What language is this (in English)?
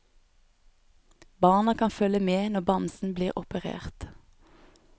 Norwegian